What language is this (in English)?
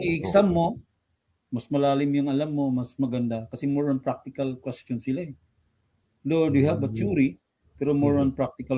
Filipino